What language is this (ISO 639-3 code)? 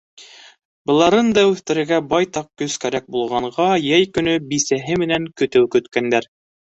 bak